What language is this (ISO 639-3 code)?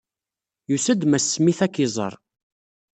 kab